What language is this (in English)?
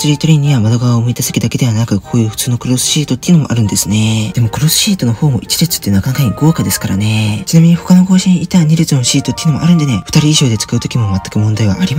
Japanese